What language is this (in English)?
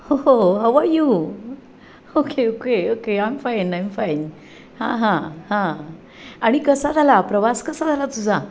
Marathi